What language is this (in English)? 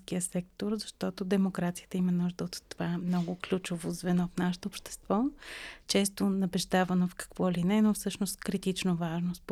Bulgarian